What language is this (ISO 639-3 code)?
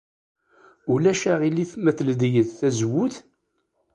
kab